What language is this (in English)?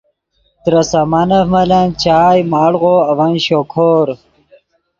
Yidgha